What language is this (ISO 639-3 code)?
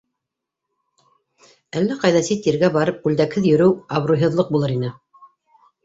bak